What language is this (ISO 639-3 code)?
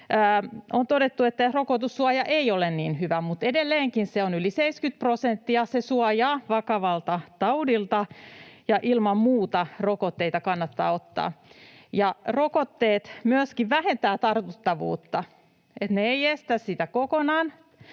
fin